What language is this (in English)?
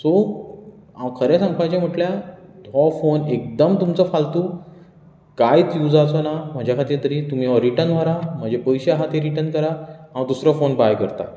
Konkani